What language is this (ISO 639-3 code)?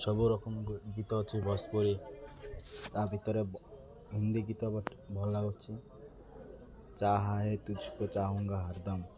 ori